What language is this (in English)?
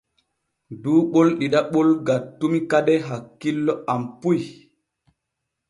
Borgu Fulfulde